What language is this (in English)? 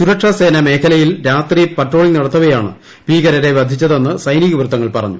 Malayalam